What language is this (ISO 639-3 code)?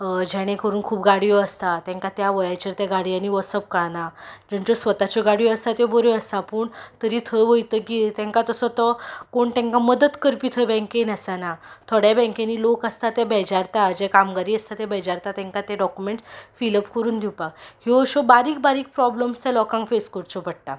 kok